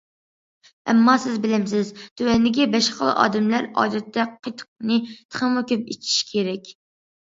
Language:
Uyghur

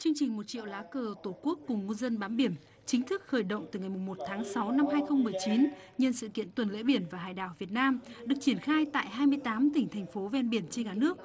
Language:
Vietnamese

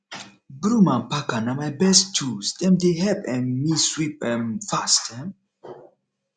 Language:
Nigerian Pidgin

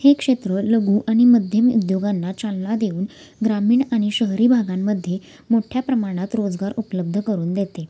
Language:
Marathi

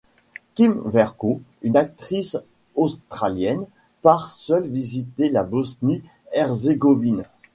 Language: French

